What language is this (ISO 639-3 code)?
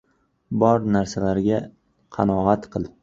uzb